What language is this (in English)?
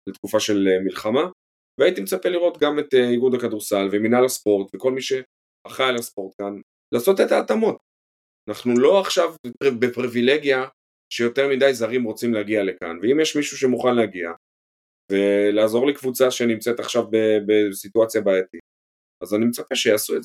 Hebrew